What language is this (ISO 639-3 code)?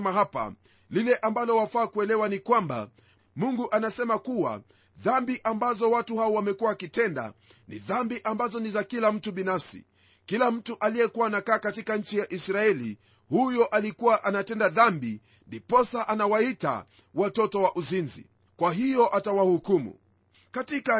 swa